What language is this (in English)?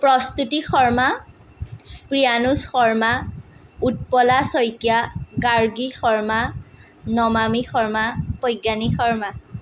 Assamese